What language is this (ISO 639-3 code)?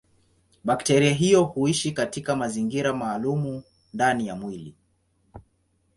swa